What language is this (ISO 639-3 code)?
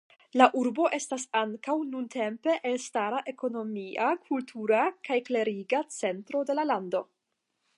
epo